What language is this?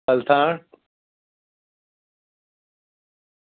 Gujarati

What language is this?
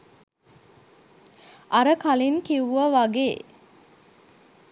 Sinhala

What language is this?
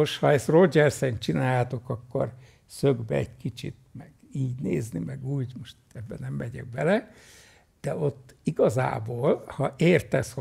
Hungarian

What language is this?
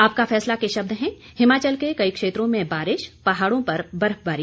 Hindi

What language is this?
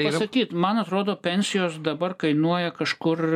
Lithuanian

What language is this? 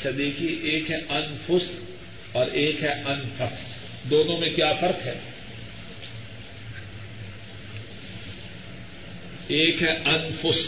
Urdu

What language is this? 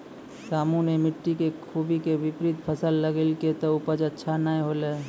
Maithili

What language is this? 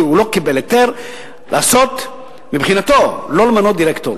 Hebrew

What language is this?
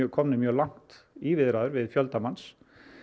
Icelandic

